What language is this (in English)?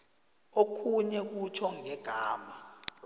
South Ndebele